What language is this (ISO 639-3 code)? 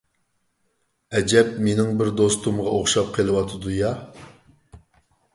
uig